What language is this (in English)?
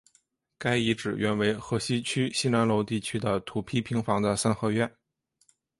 Chinese